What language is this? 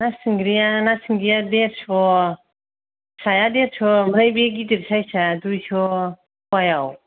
Bodo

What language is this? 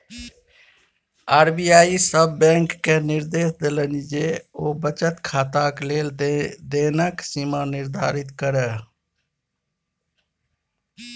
Maithili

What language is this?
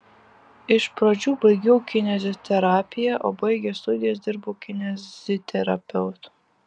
Lithuanian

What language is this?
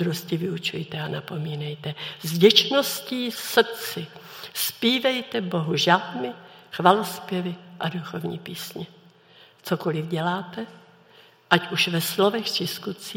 Czech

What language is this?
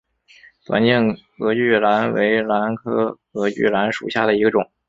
Chinese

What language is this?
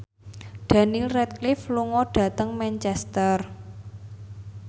Javanese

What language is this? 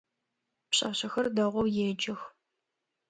Adyghe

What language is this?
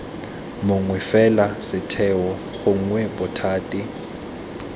Tswana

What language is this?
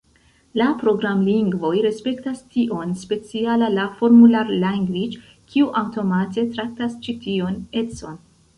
Esperanto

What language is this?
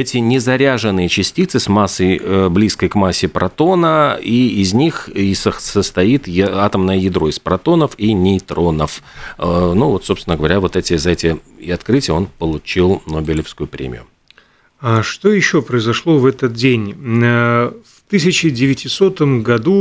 Russian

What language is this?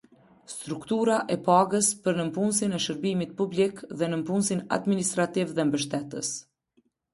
Albanian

